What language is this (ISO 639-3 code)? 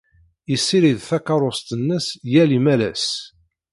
kab